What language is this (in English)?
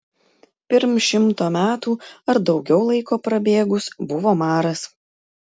Lithuanian